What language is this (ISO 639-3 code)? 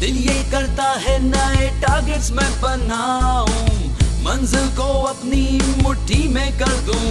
hin